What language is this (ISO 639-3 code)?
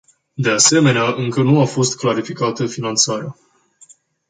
ron